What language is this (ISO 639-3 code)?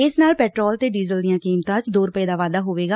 pan